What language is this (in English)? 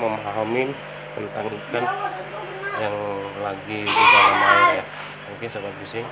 Indonesian